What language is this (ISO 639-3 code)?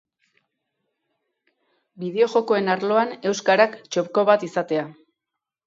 eus